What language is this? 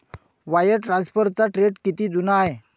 Marathi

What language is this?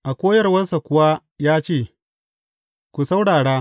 Hausa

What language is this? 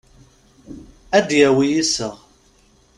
Kabyle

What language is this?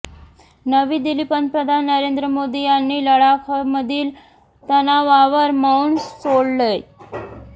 Marathi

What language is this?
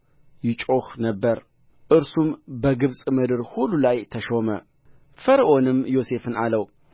Amharic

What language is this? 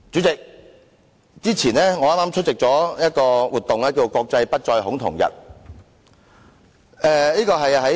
Cantonese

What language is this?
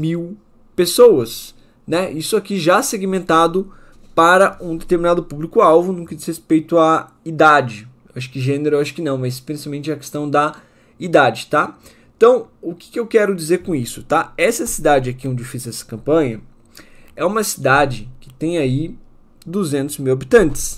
Portuguese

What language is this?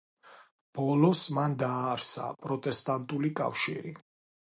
Georgian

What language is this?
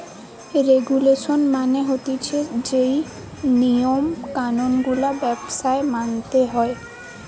Bangla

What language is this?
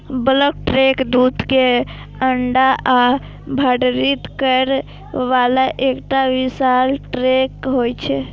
Maithili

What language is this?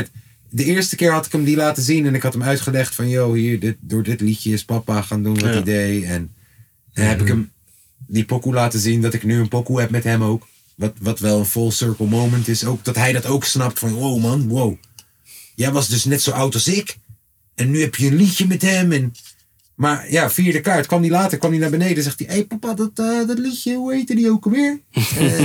Dutch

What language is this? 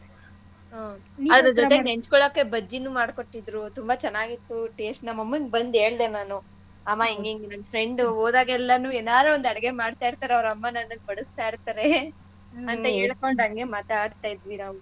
Kannada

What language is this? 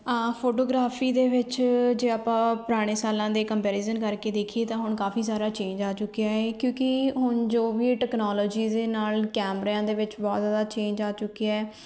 Punjabi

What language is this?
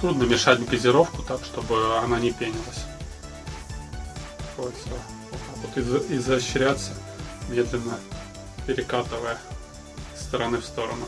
Russian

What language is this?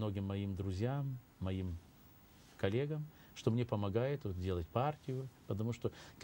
Russian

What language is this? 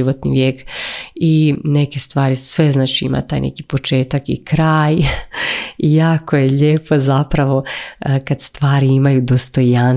Croatian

